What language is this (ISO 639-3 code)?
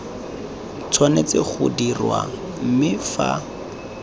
tsn